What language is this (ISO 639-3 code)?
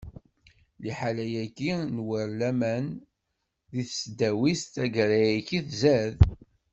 kab